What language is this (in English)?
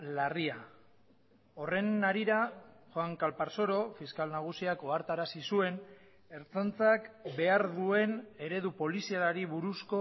Basque